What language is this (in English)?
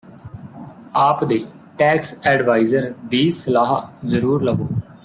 Punjabi